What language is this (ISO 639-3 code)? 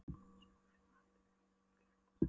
isl